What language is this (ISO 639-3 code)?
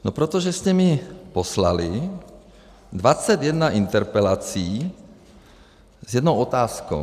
ces